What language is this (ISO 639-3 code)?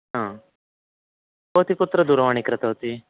san